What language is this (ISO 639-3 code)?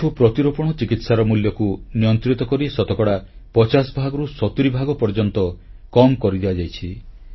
ori